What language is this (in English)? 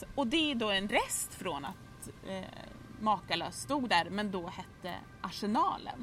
Swedish